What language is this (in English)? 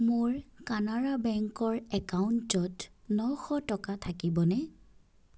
Assamese